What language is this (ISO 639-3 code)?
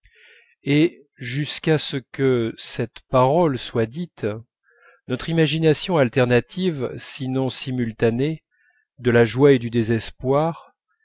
fra